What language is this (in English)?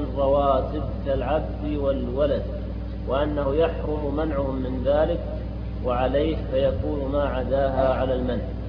Arabic